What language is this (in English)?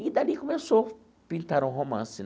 Portuguese